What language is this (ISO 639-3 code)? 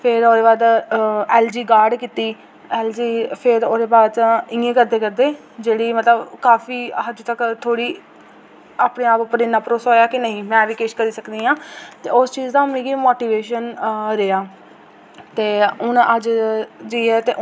doi